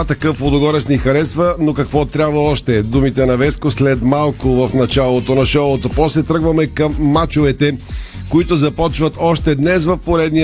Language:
Bulgarian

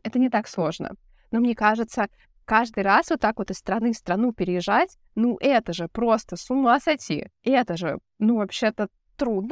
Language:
Russian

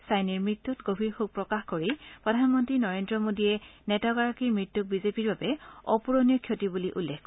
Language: Assamese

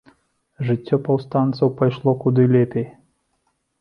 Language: Belarusian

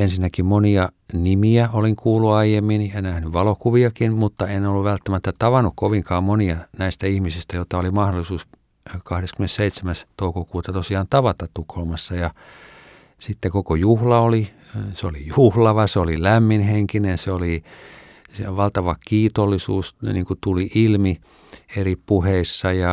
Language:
Finnish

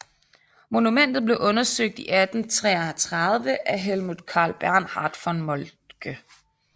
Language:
Danish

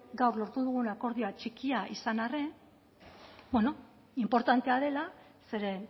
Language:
Basque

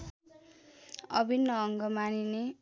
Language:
Nepali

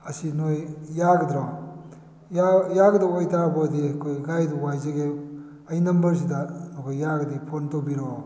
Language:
Manipuri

